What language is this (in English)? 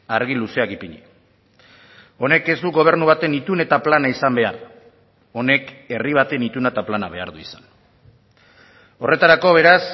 Basque